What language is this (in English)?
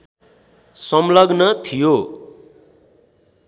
Nepali